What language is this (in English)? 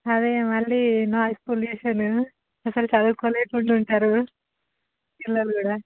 Telugu